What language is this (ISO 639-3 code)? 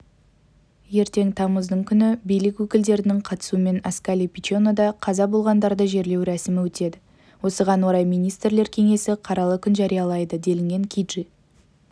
kaz